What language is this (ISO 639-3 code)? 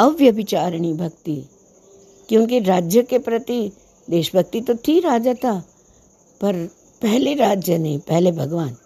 hin